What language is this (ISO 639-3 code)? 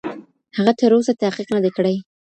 pus